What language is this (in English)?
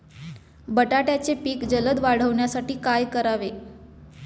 Marathi